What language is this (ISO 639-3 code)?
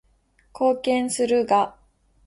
jpn